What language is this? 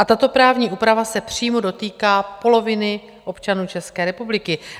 Czech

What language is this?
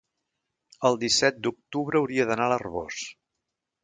Catalan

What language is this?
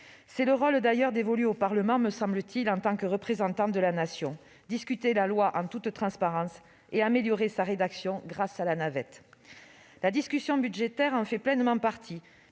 French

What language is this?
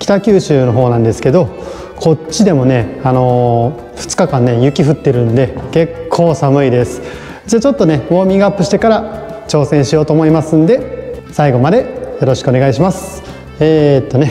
Japanese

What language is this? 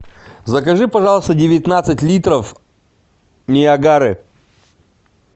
Russian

